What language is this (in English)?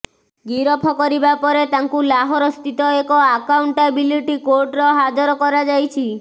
Odia